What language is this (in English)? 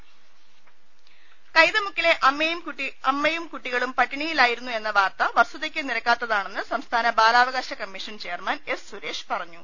Malayalam